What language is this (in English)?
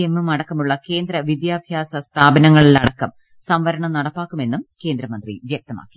Malayalam